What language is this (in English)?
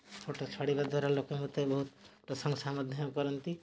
Odia